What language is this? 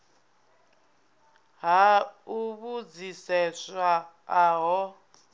Venda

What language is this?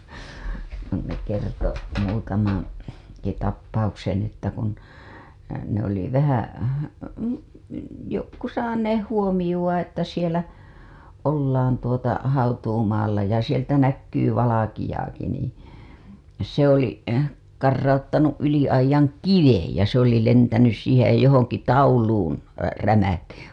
Finnish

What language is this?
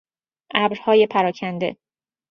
Persian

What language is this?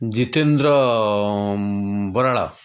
Odia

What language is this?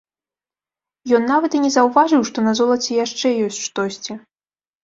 Belarusian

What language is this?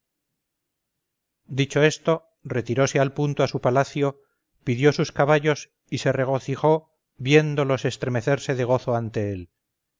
Spanish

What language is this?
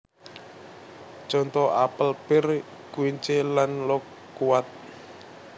Javanese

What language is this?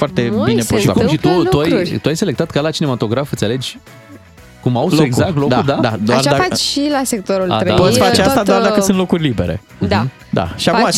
Romanian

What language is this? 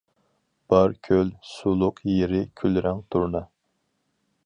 Uyghur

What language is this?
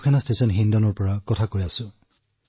Assamese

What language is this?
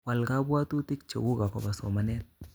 Kalenjin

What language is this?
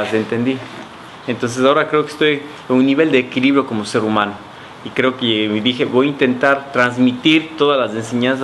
Spanish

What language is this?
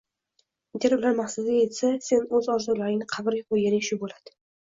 Uzbek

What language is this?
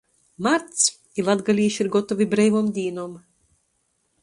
Latgalian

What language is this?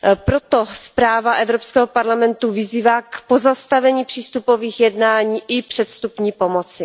Czech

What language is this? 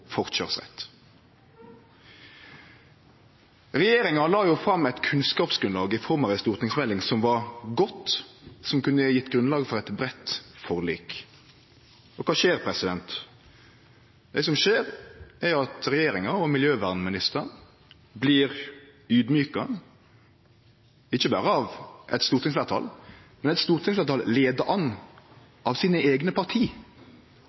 Norwegian Nynorsk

